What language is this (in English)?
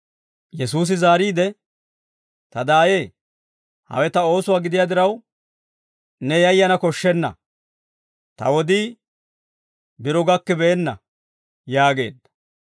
Dawro